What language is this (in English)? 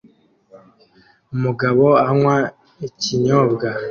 Kinyarwanda